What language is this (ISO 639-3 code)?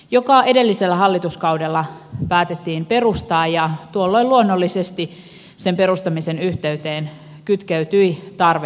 fin